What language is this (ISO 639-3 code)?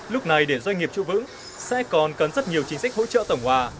vie